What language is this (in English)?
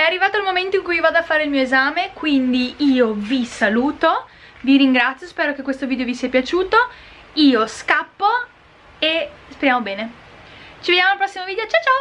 Italian